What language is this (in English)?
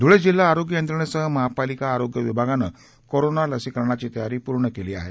Marathi